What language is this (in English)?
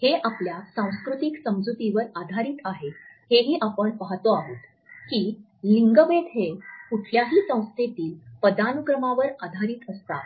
Marathi